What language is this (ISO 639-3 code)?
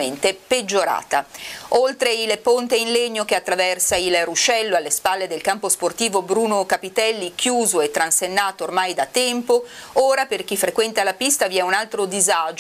ita